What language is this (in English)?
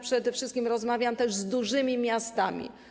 Polish